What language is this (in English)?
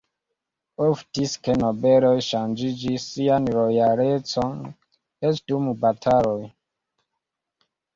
Esperanto